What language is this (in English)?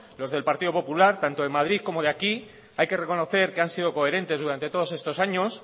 Spanish